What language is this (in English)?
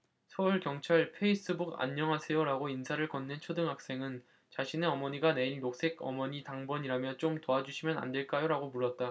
Korean